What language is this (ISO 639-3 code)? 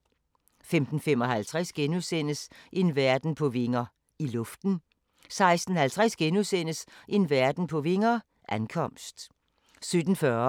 dan